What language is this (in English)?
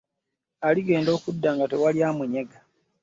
Ganda